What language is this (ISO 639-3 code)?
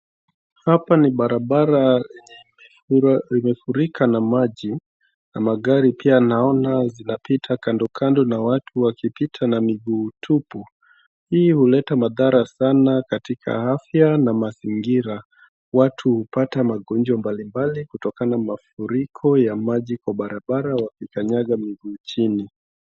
swa